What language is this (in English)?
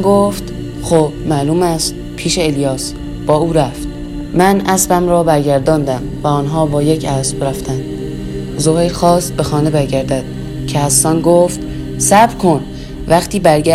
Persian